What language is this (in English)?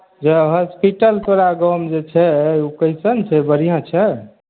Maithili